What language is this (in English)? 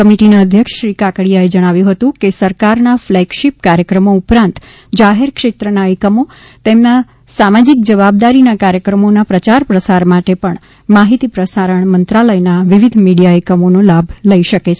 Gujarati